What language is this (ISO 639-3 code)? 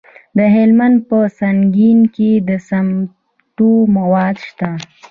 pus